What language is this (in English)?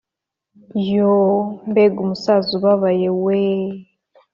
Kinyarwanda